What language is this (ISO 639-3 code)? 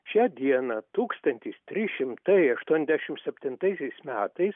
lit